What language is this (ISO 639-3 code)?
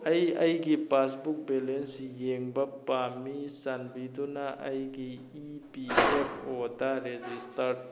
mni